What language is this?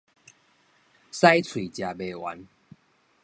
Min Nan Chinese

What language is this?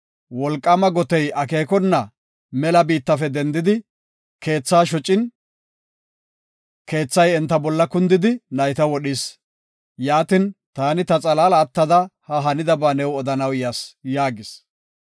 Gofa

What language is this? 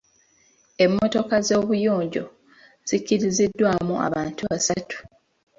Ganda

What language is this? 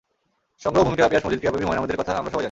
Bangla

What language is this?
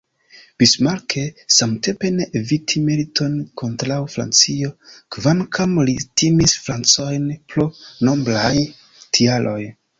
Esperanto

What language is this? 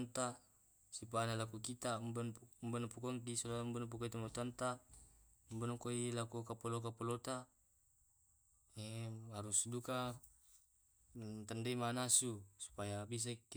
Tae'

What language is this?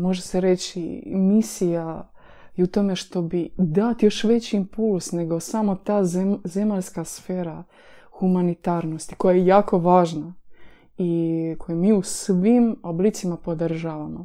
Croatian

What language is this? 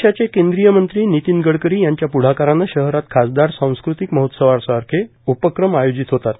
Marathi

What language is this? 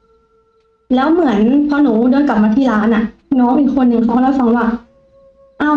Thai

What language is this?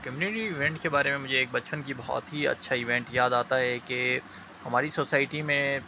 Urdu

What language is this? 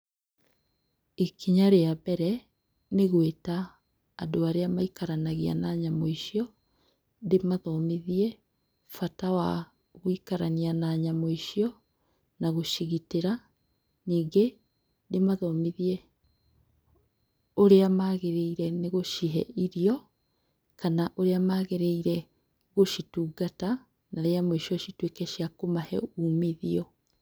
Kikuyu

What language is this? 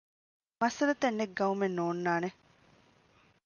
Divehi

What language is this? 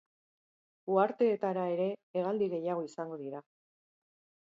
Basque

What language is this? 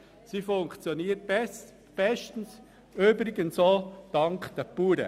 Swiss German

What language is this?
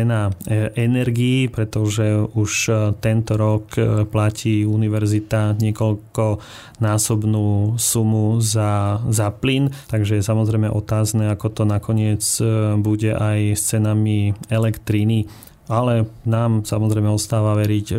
Slovak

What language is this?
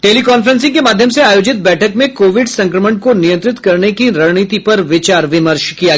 Hindi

